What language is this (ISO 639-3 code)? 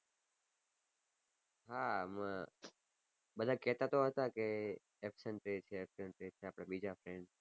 guj